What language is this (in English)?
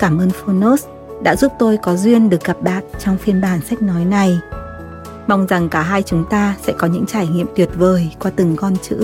Vietnamese